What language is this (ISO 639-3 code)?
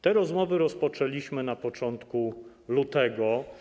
pol